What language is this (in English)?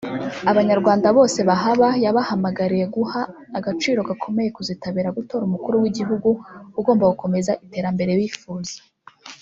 Kinyarwanda